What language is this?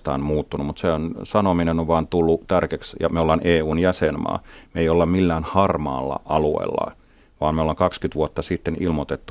Finnish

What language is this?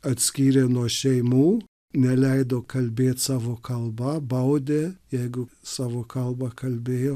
Lithuanian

